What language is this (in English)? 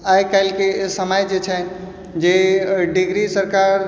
Maithili